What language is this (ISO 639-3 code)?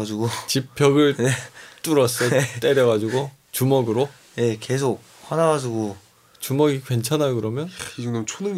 kor